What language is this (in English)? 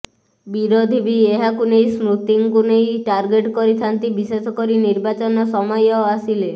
Odia